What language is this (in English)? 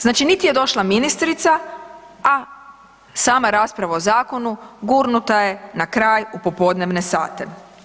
Croatian